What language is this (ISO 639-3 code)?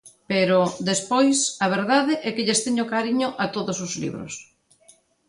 glg